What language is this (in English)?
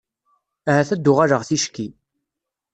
Kabyle